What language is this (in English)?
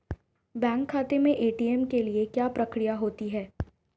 Hindi